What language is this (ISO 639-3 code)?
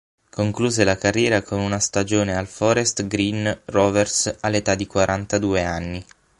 ita